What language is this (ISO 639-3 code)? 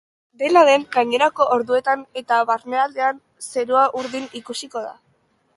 eus